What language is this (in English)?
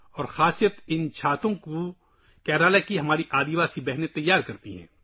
Urdu